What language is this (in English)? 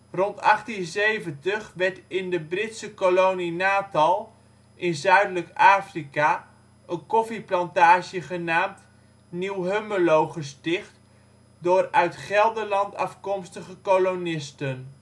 Dutch